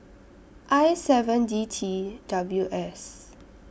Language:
English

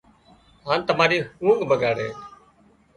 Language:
Wadiyara Koli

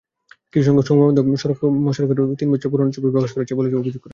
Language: Bangla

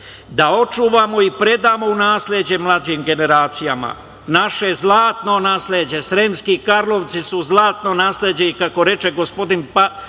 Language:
Serbian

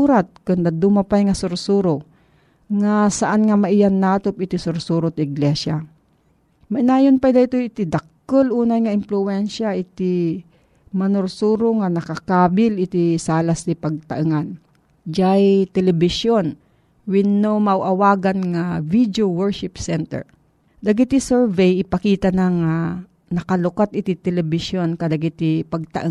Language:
Filipino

